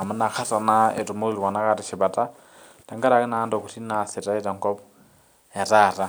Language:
Masai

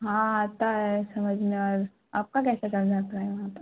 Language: Urdu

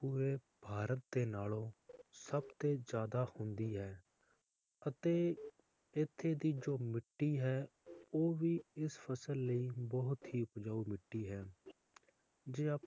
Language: Punjabi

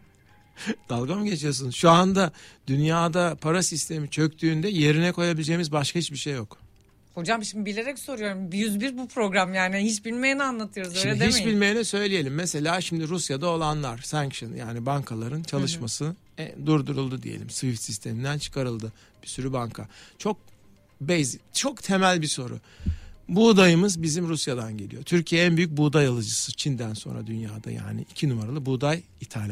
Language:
Turkish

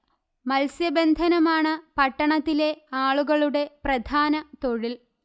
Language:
Malayalam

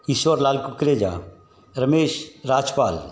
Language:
Sindhi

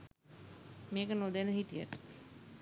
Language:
Sinhala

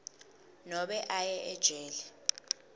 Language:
Swati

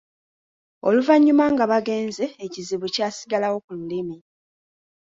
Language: Ganda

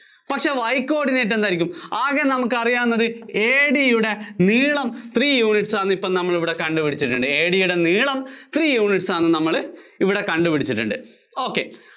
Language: Malayalam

